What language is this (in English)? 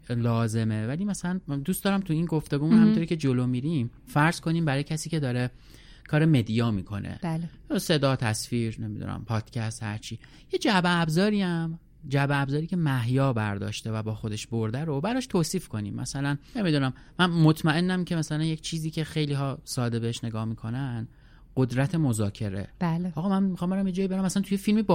Persian